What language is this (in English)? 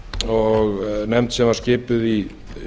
Icelandic